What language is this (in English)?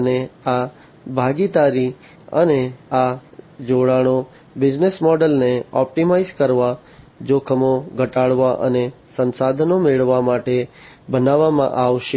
Gujarati